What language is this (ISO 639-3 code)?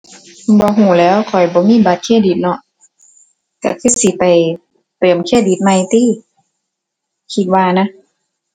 tha